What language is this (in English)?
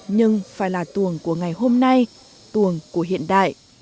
Vietnamese